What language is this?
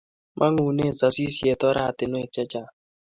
Kalenjin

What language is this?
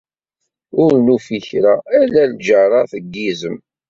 Kabyle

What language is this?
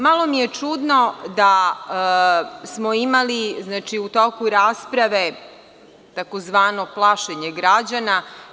Serbian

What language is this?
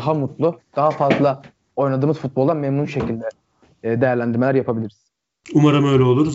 Turkish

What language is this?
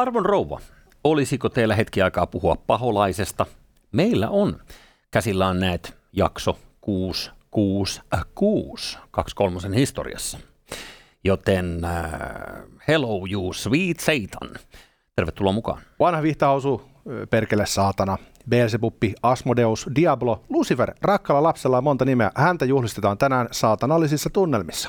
Finnish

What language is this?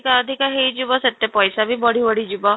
Odia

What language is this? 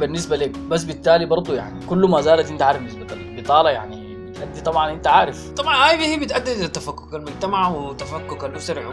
Arabic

